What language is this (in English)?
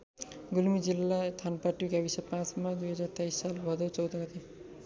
Nepali